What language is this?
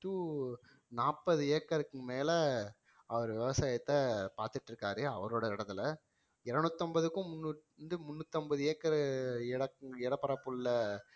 Tamil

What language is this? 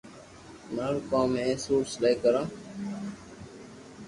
Loarki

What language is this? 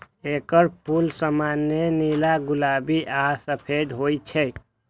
Maithili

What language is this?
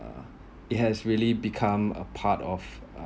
English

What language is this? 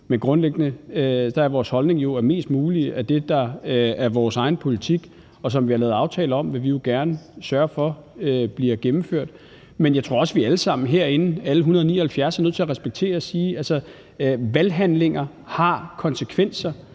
Danish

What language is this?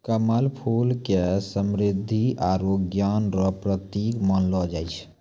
Maithili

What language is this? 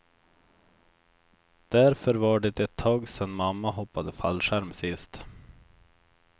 Swedish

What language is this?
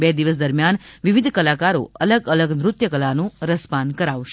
Gujarati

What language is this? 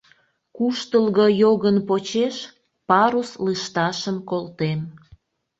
Mari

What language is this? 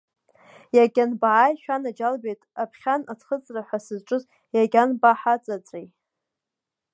Abkhazian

